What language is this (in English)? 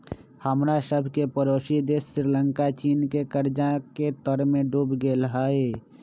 Magahi